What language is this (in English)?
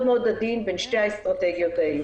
Hebrew